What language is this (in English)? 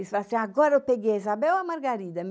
Portuguese